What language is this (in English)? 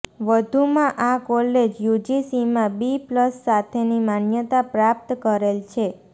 Gujarati